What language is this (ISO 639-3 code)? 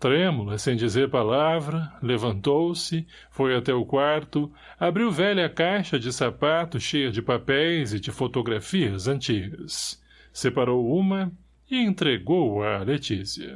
por